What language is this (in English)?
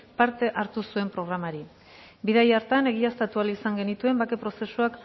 Basque